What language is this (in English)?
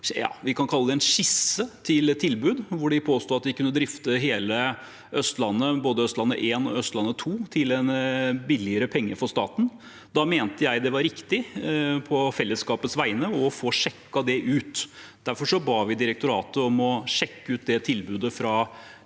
Norwegian